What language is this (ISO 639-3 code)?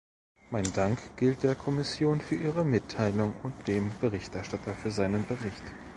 deu